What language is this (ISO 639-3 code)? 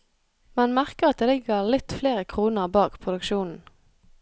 nor